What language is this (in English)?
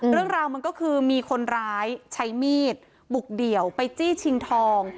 Thai